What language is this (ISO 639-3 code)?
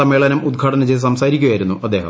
mal